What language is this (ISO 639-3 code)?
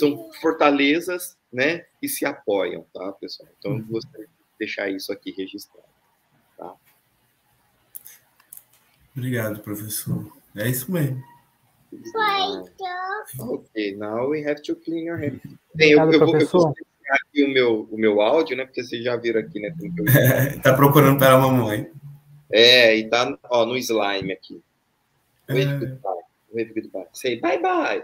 por